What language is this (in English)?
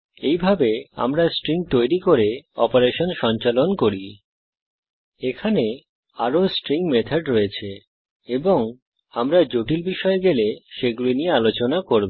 Bangla